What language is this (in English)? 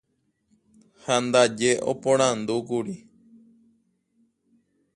Guarani